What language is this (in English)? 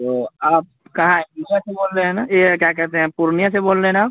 Urdu